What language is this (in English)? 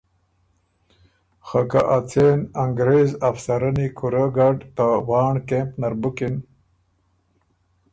Ormuri